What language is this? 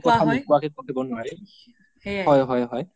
Assamese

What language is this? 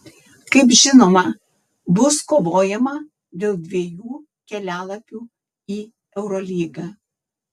Lithuanian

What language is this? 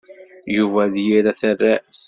Kabyle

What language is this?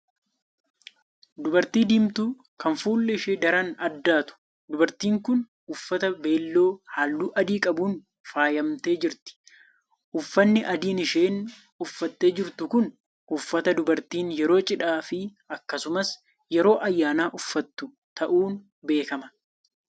Oromo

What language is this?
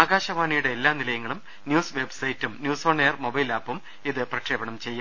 Malayalam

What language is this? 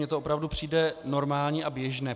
Czech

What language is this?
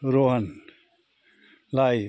Nepali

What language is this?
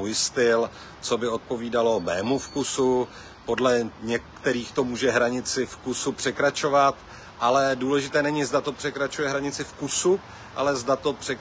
Czech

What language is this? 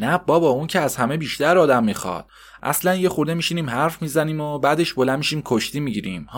Persian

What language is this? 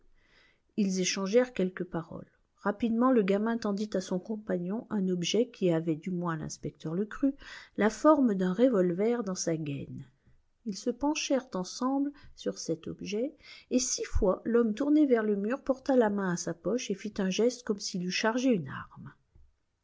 French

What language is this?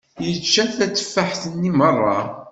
Kabyle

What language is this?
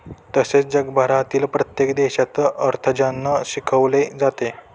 Marathi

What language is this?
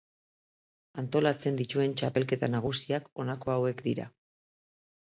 Basque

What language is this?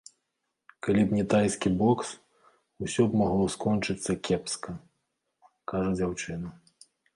Belarusian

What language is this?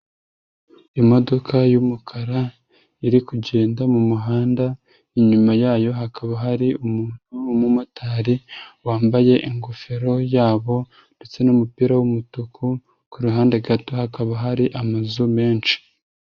Kinyarwanda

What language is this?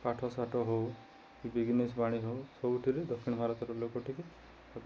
Odia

